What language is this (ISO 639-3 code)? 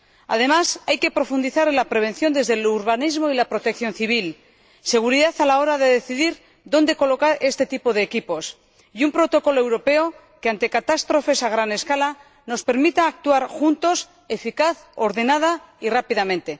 spa